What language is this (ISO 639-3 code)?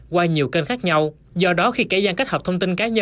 vie